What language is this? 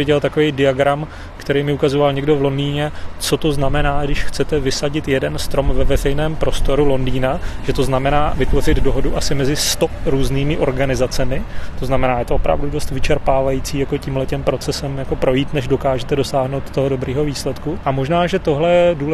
Czech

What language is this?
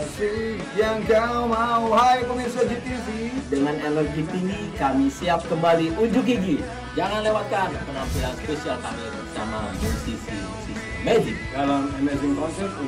Indonesian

